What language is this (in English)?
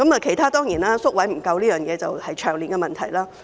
Cantonese